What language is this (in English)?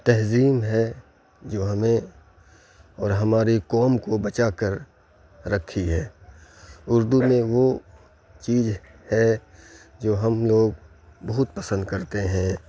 Urdu